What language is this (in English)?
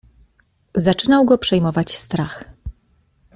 Polish